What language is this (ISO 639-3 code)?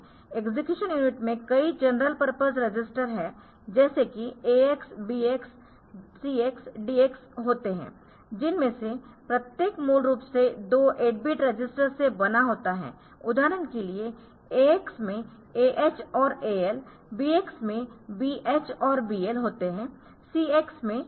hin